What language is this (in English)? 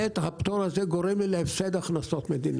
Hebrew